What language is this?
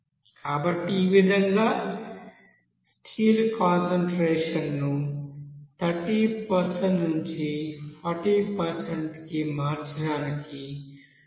Telugu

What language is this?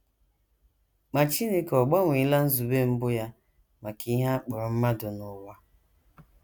Igbo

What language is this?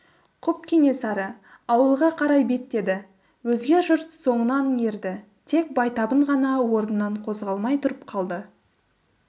Kazakh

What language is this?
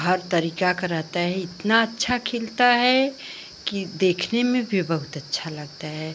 Hindi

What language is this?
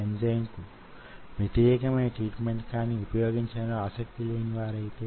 Telugu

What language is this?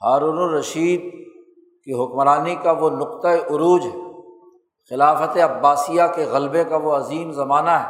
Urdu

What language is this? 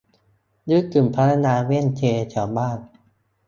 Thai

